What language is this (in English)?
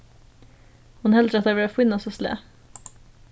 Faroese